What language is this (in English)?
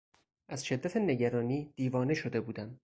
Persian